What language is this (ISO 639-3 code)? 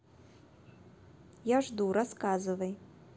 rus